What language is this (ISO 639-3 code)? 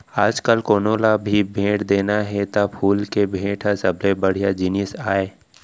hne